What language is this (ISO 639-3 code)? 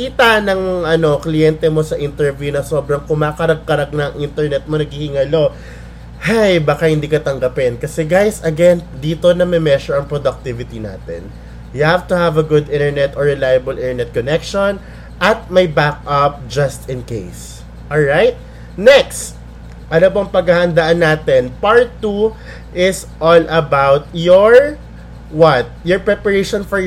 fil